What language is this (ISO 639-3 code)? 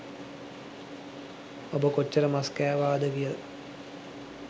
sin